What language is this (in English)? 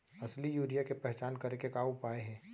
Chhattisgarhi